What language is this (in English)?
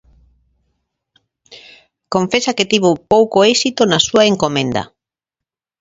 Galician